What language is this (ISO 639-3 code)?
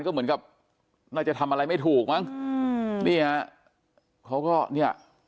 tha